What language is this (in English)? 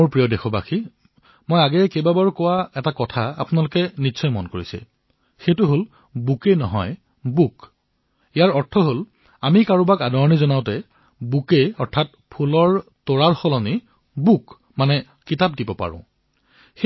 Assamese